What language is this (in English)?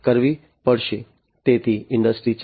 Gujarati